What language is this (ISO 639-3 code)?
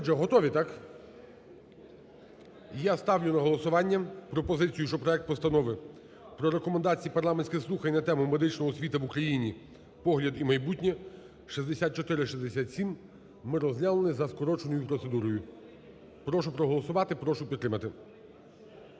ukr